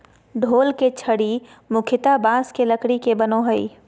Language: Magahi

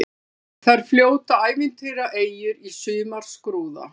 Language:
Icelandic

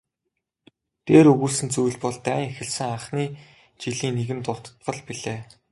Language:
Mongolian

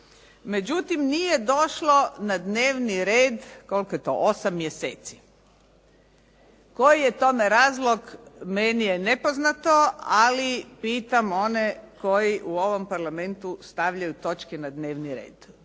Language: Croatian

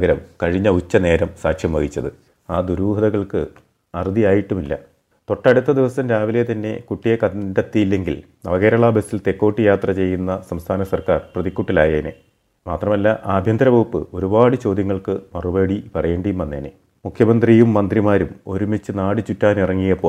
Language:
Malayalam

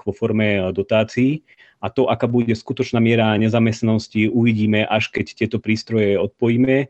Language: Slovak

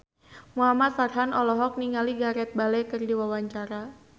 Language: Sundanese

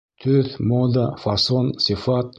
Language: Bashkir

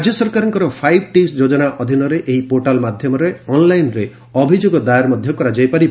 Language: Odia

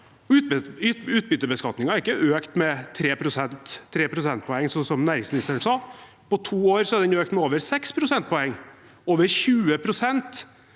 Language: Norwegian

